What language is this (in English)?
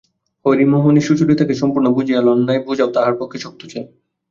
Bangla